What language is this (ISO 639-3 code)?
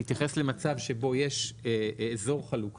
heb